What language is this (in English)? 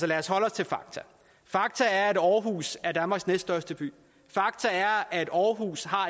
Danish